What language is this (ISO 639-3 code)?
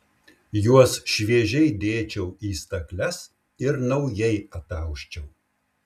lit